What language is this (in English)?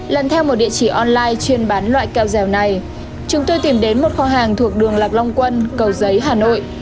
Vietnamese